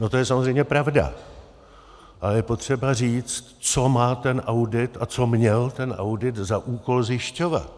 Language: Czech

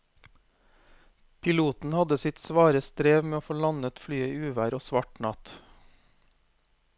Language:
Norwegian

